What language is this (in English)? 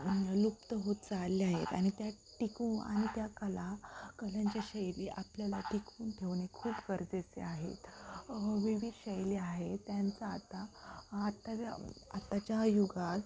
Marathi